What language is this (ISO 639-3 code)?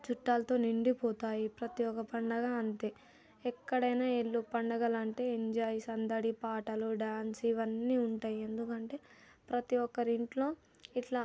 tel